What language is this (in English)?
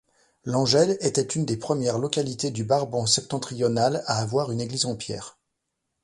French